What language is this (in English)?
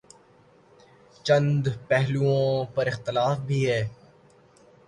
Urdu